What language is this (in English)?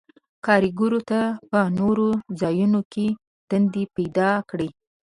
Pashto